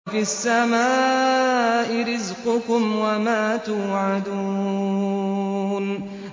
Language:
Arabic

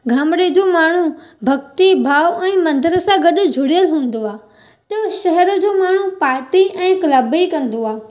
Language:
Sindhi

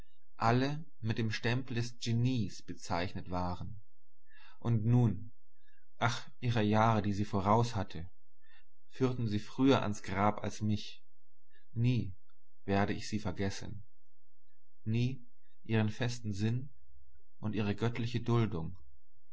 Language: German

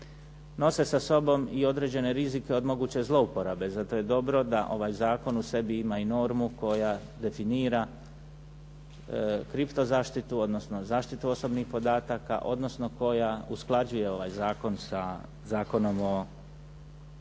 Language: Croatian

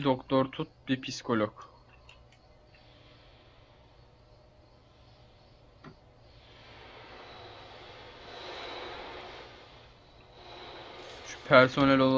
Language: Turkish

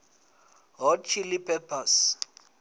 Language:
Venda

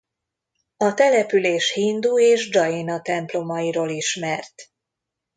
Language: Hungarian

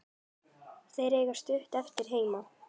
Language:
Icelandic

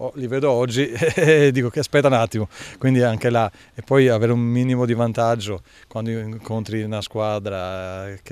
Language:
Italian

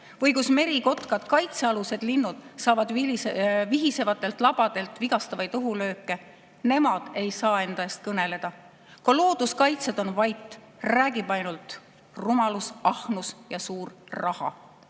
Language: Estonian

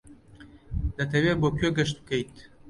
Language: Central Kurdish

